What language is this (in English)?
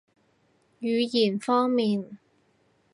Cantonese